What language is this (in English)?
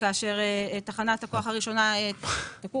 Hebrew